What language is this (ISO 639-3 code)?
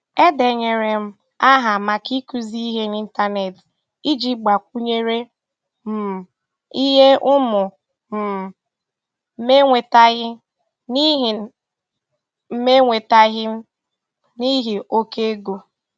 ibo